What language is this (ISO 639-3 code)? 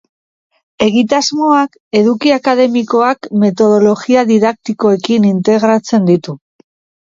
eus